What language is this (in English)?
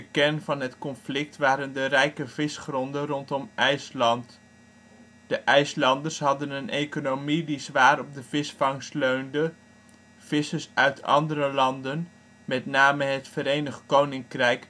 Dutch